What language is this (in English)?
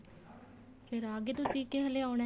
Punjabi